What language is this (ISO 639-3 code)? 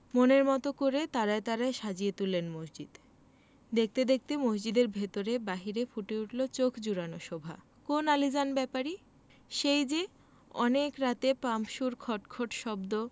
ben